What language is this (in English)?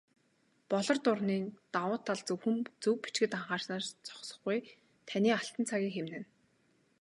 Mongolian